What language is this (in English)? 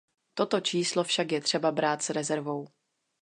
Czech